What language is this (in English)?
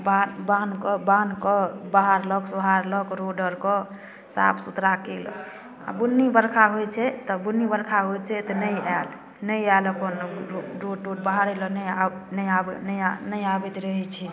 Maithili